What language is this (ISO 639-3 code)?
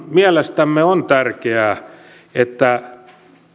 fin